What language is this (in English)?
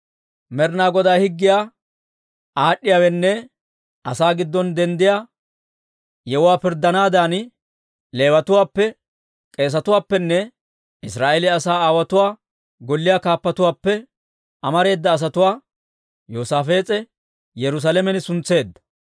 Dawro